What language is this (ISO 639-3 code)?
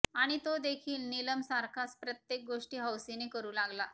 mar